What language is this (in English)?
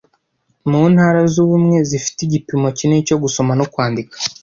Kinyarwanda